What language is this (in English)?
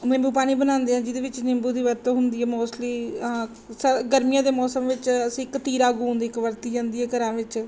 Punjabi